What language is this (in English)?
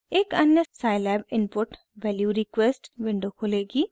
Hindi